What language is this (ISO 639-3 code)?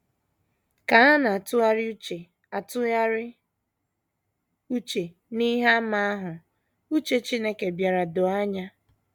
ibo